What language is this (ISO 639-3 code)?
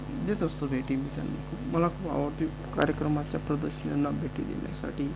mar